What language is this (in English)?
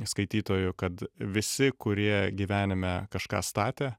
Lithuanian